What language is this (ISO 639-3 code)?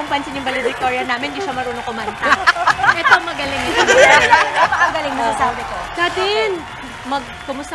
fil